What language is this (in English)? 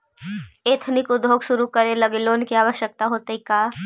Magahi